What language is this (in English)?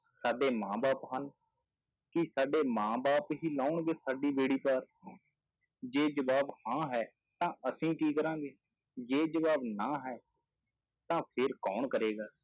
Punjabi